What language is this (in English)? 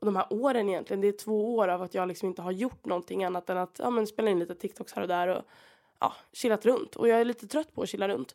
Swedish